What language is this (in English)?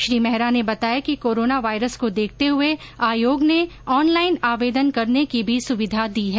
Hindi